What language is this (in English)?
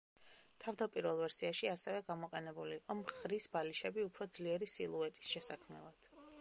Georgian